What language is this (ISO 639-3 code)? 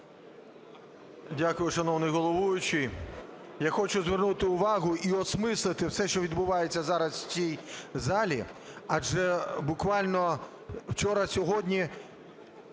ukr